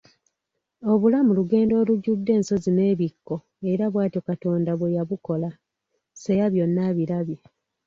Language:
Ganda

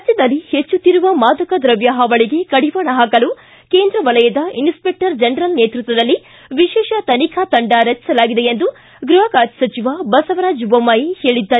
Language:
Kannada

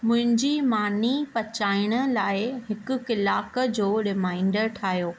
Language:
Sindhi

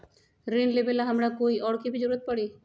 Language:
Magahi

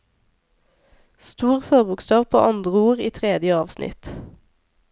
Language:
Norwegian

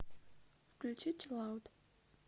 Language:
Russian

